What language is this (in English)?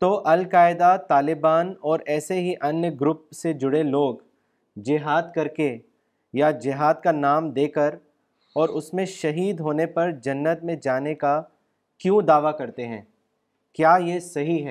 Urdu